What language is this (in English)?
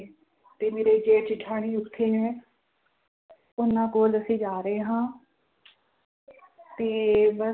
Punjabi